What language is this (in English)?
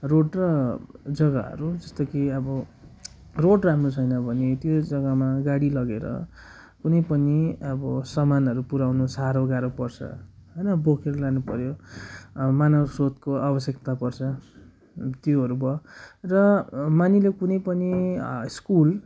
Nepali